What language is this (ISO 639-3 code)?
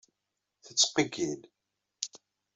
kab